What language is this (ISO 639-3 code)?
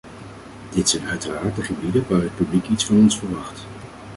nld